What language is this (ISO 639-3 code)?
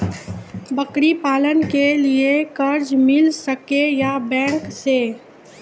mai